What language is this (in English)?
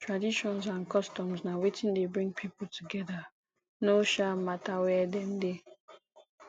Nigerian Pidgin